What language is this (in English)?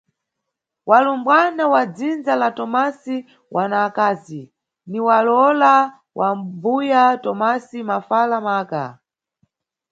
Nyungwe